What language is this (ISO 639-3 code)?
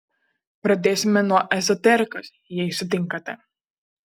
lit